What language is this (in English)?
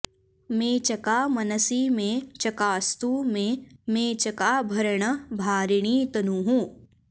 Sanskrit